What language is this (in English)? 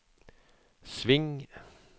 Norwegian